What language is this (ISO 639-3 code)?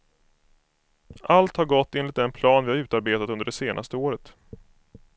swe